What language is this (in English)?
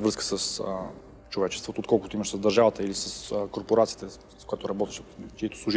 English